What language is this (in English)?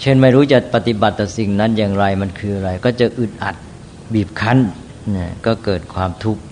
Thai